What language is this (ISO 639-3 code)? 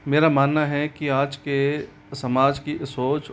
hin